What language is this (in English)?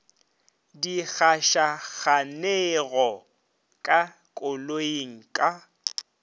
Northern Sotho